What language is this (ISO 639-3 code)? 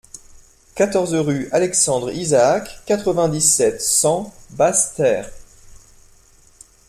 fra